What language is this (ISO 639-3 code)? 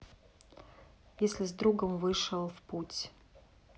rus